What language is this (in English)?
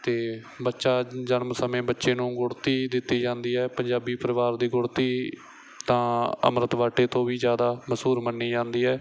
Punjabi